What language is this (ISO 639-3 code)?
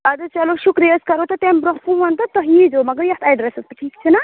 kas